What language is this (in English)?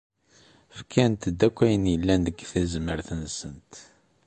Kabyle